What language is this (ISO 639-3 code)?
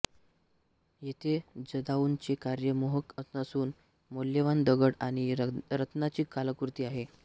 mar